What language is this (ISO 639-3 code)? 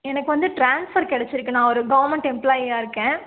tam